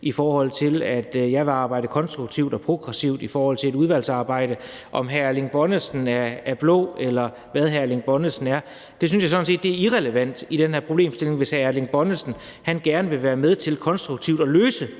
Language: Danish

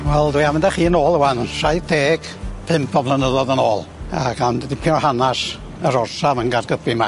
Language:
Welsh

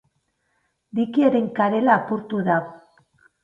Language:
Basque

